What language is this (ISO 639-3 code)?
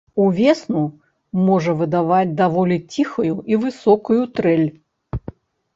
bel